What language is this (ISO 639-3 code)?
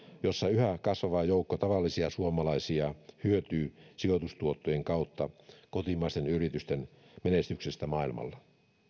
fin